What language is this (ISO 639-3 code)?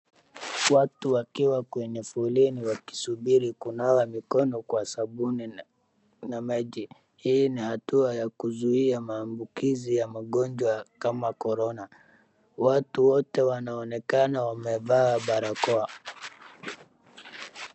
swa